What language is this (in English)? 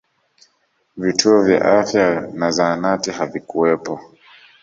Swahili